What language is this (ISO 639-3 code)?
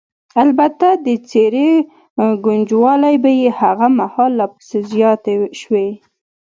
pus